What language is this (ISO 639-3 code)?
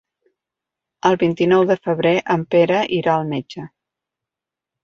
cat